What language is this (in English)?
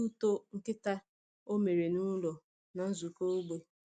Igbo